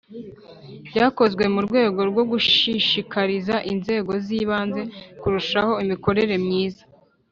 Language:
Kinyarwanda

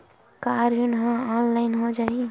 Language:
Chhattisgarhi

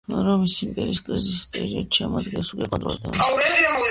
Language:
Georgian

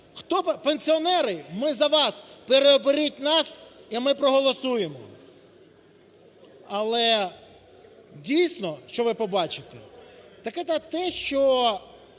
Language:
Ukrainian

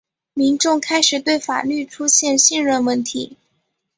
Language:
Chinese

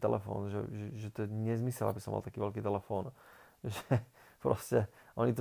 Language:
Slovak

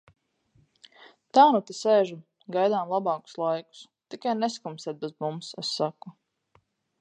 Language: Latvian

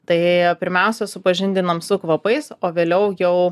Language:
Lithuanian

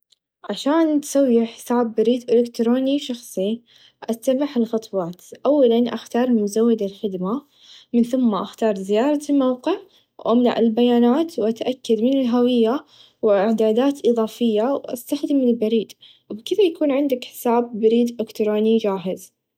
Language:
Najdi Arabic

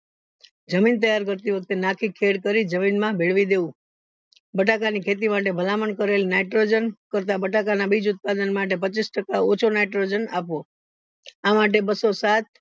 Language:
Gujarati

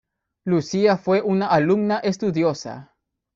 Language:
Spanish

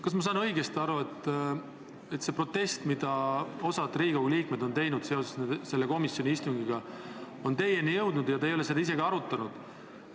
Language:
Estonian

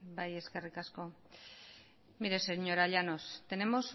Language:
Basque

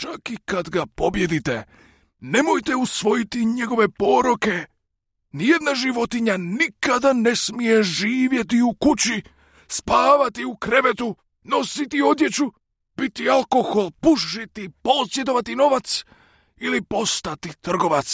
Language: Croatian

